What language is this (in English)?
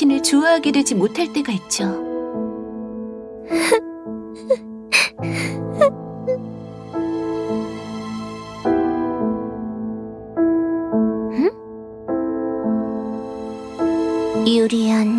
Korean